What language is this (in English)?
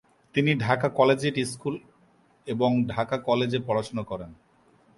Bangla